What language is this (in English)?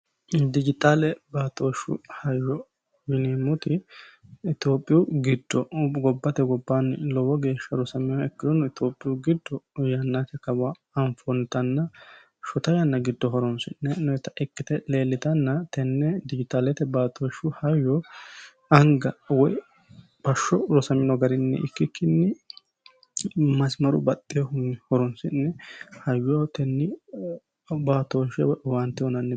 Sidamo